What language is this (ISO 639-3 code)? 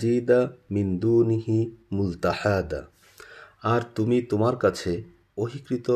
ben